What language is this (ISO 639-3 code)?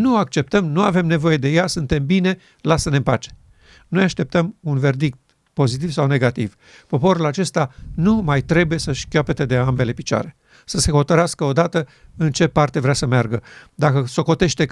ron